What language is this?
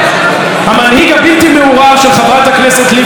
Hebrew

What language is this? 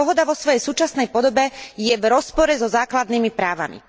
Slovak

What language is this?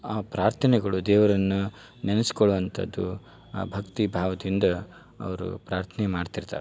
Kannada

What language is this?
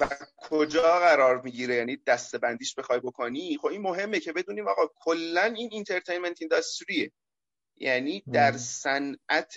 Persian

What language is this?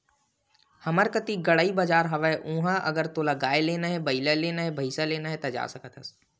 Chhattisgarhi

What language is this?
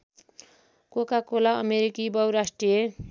Nepali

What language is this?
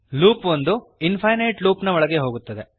Kannada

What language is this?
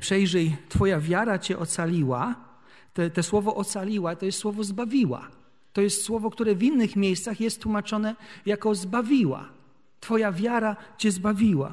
Polish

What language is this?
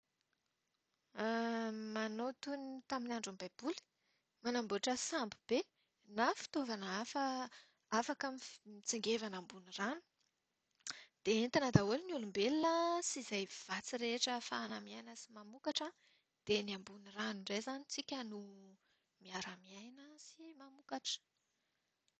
Malagasy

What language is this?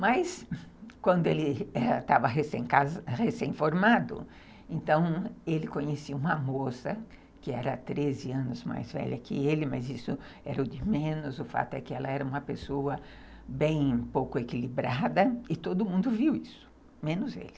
Portuguese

